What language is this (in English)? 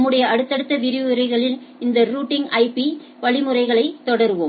Tamil